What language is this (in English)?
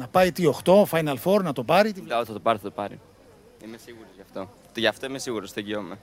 Greek